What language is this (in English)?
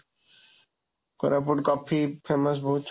Odia